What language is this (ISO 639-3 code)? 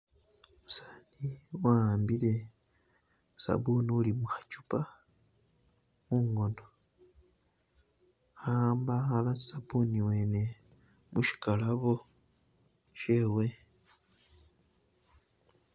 myx